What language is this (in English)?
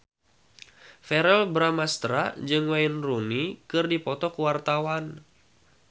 Sundanese